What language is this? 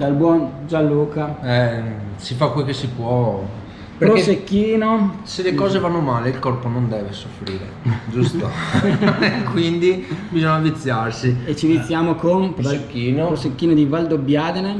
Italian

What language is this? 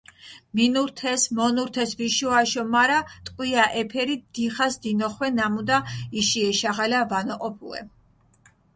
Mingrelian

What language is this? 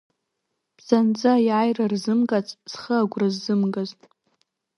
Abkhazian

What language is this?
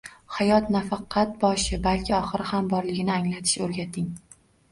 Uzbek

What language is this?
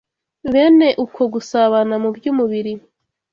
Kinyarwanda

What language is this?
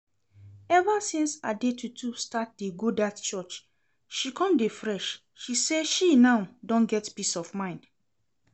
Nigerian Pidgin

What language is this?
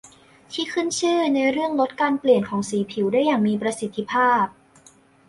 Thai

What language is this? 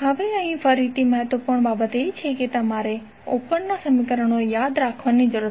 Gujarati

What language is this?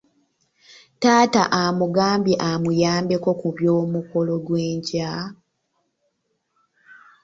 Ganda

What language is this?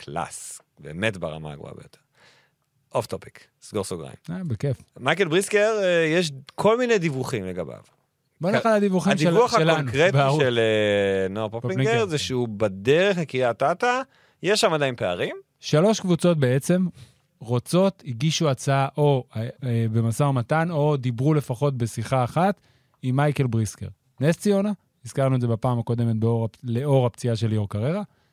Hebrew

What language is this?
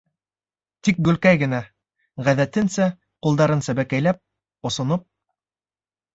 Bashkir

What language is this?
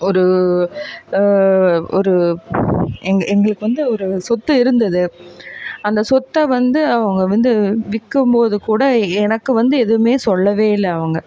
Tamil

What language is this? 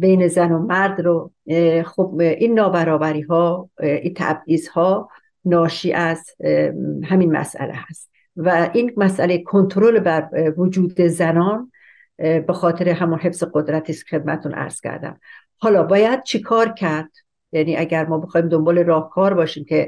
Persian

